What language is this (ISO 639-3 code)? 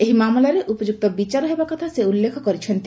ori